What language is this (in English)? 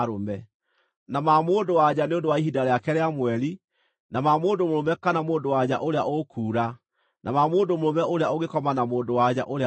Kikuyu